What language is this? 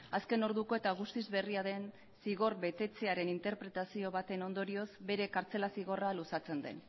Basque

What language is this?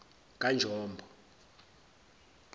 Zulu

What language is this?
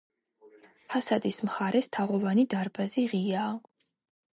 Georgian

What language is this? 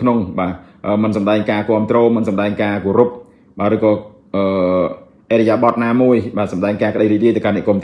Indonesian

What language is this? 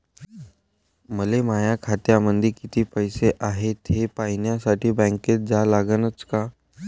Marathi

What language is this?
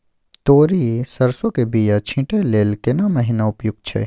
Maithili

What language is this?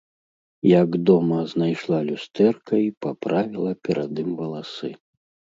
Belarusian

